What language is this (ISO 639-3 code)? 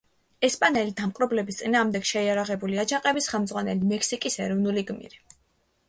kat